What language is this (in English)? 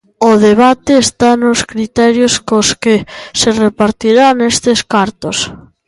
Galician